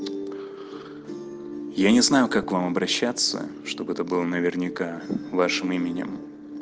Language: Russian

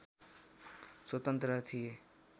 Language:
Nepali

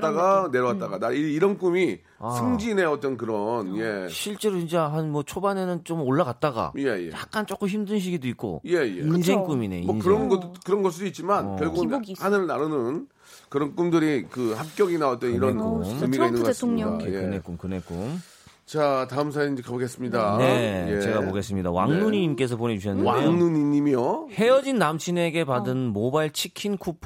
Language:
Korean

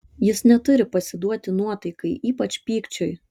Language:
Lithuanian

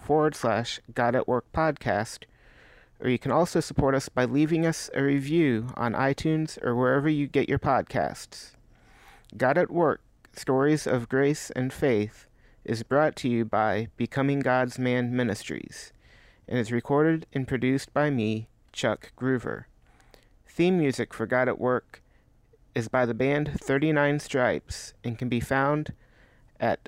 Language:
English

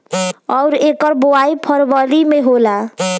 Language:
Bhojpuri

